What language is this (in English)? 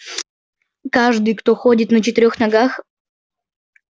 Russian